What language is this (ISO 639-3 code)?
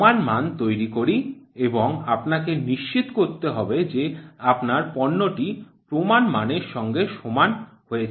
ben